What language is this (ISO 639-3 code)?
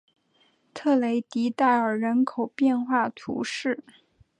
zho